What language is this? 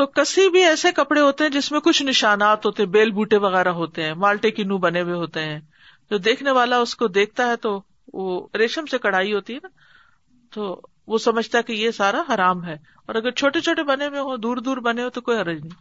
Urdu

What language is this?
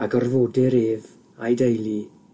Welsh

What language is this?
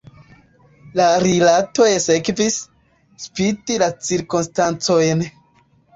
Esperanto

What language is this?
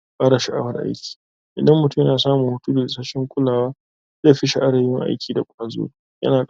Hausa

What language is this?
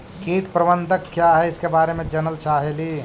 Magahi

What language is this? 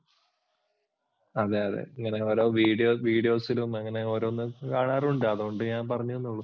Malayalam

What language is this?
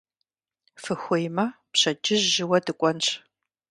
Kabardian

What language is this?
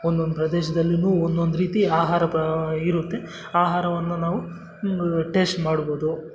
Kannada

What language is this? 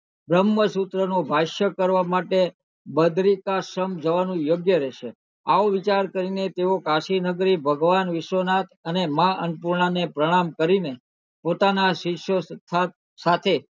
Gujarati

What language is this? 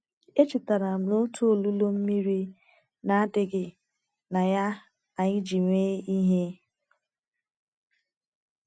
Igbo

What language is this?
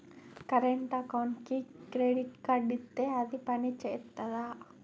Telugu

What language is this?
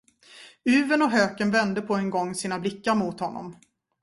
Swedish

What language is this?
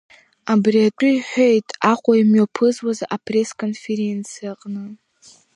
Abkhazian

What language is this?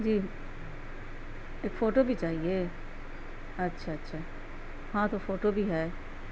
Urdu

